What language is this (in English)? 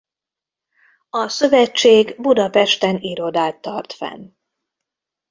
Hungarian